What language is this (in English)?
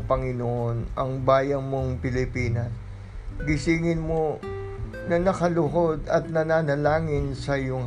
Filipino